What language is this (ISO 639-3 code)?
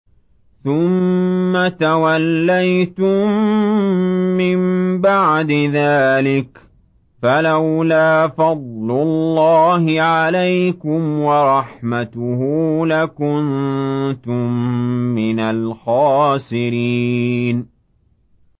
ara